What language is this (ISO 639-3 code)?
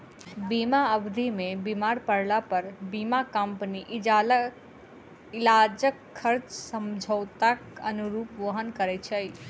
mai